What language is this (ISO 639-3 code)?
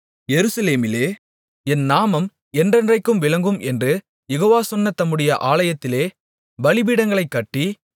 tam